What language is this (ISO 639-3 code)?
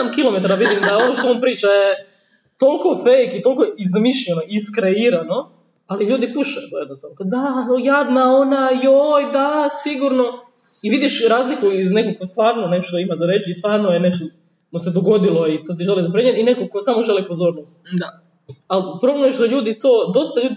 hrv